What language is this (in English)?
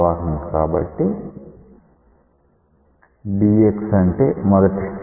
Telugu